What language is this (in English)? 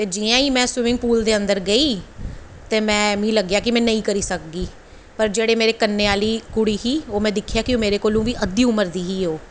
Dogri